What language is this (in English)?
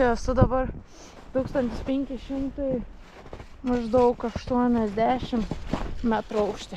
Lithuanian